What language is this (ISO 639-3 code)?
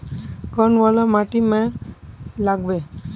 mag